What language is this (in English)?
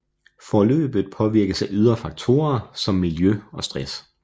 Danish